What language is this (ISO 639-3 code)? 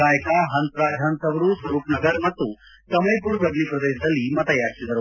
kan